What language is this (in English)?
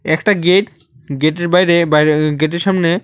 Bangla